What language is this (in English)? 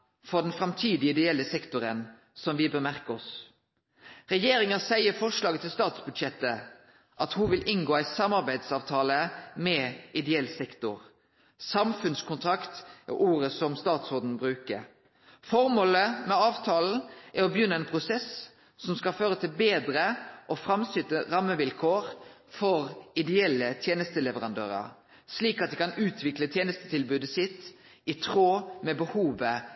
Norwegian Nynorsk